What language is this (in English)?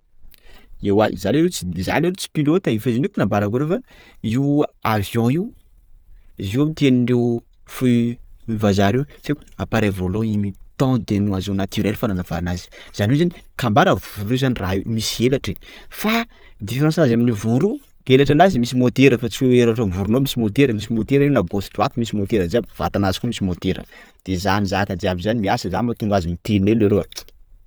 Sakalava Malagasy